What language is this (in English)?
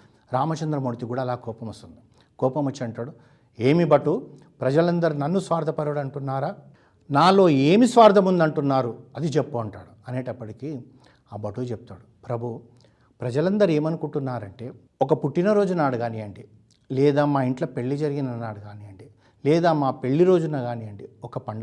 Telugu